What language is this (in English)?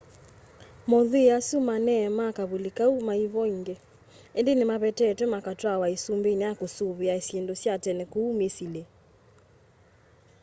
Kamba